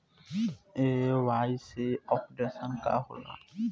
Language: Bhojpuri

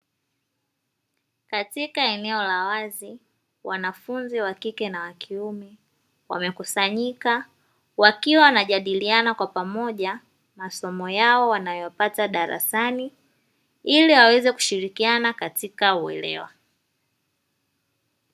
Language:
Swahili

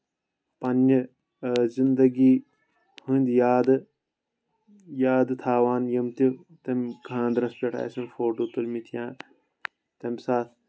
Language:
Kashmiri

